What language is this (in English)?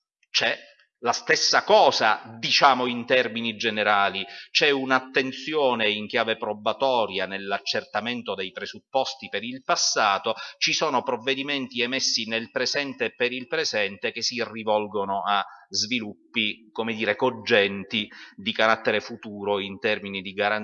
Italian